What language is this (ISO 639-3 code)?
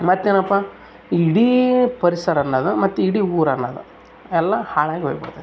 kan